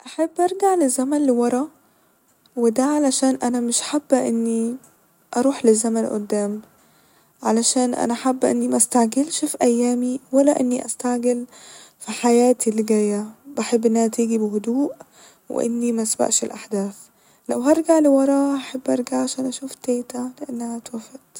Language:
Egyptian Arabic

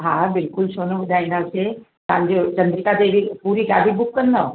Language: Sindhi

